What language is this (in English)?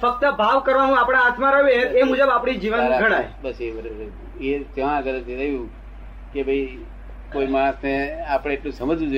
Gujarati